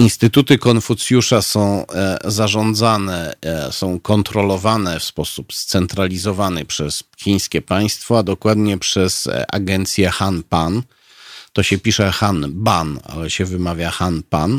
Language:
Polish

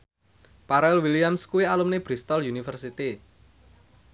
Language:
Javanese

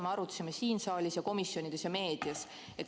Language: Estonian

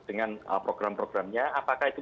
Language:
Indonesian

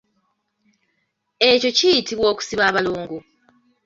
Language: Ganda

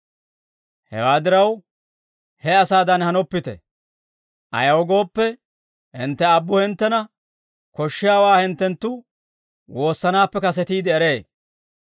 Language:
Dawro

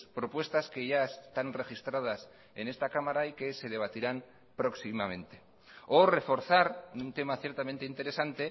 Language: Spanish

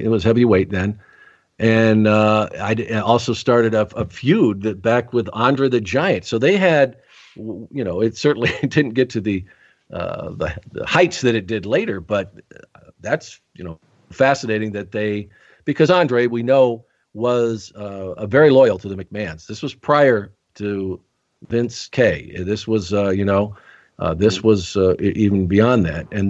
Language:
English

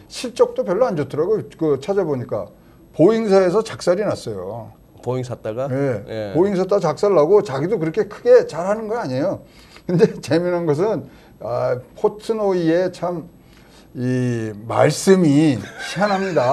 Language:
Korean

